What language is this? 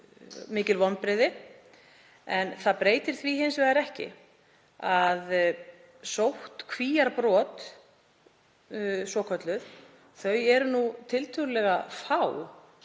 Icelandic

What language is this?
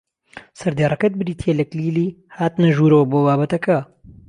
Central Kurdish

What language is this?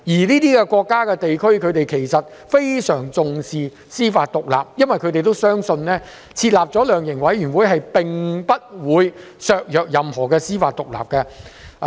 Cantonese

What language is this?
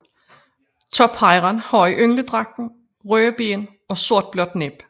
Danish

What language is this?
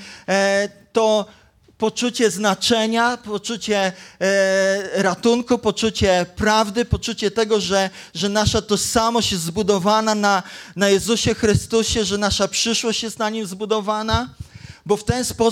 Polish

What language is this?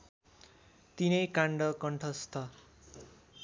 Nepali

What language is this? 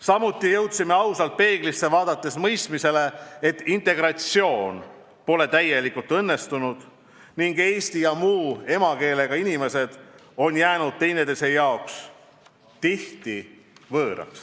Estonian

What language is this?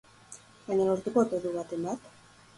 Basque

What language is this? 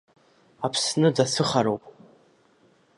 Abkhazian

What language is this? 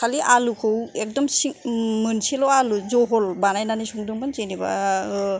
Bodo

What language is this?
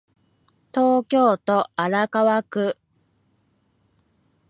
Japanese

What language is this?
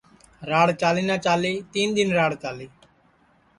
Sansi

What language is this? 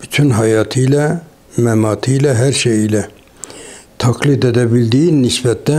Turkish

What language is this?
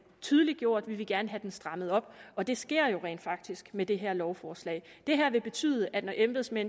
Danish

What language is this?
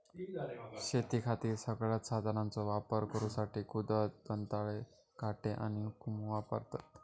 Marathi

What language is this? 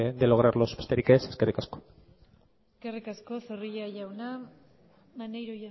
Basque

